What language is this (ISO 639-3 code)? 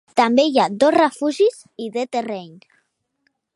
cat